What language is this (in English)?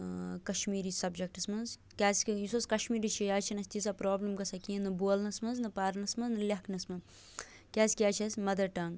Kashmiri